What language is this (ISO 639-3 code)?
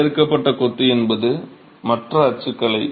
tam